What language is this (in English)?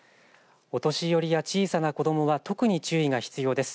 Japanese